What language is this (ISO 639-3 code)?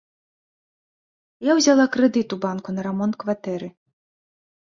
bel